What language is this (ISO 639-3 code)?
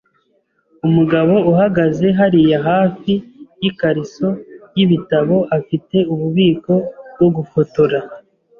kin